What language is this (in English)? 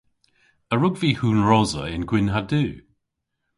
Cornish